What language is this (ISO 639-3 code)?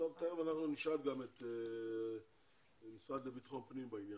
heb